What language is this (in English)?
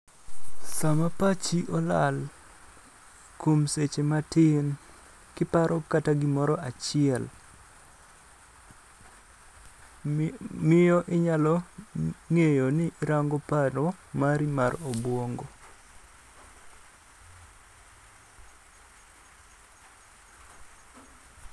Luo (Kenya and Tanzania)